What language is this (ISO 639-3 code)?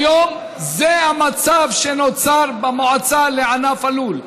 heb